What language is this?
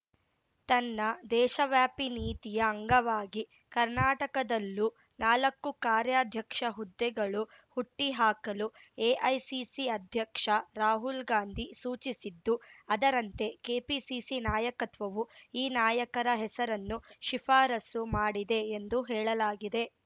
Kannada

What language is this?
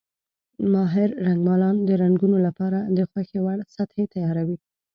Pashto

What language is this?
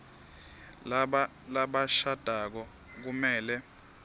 Swati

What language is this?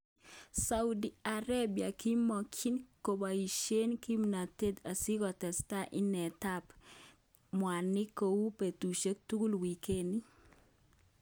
Kalenjin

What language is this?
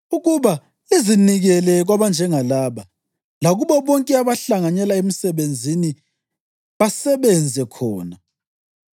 North Ndebele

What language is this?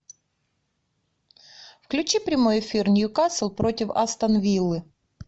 Russian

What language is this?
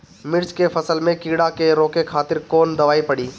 Bhojpuri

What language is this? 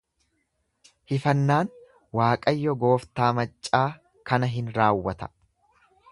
Oromo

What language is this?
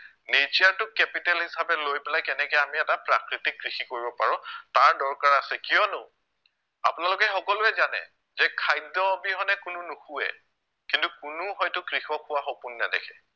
Assamese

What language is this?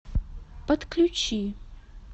Russian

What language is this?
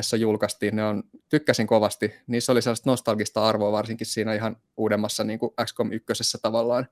Finnish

